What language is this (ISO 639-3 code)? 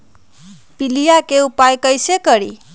mag